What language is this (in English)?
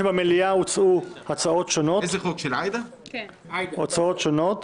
Hebrew